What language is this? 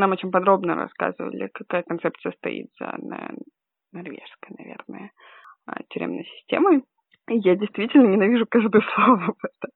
Russian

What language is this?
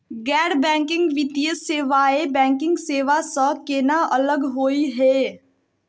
Magahi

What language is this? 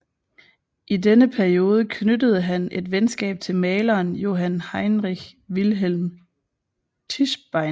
Danish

